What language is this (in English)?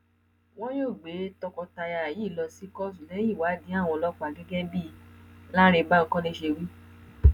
Yoruba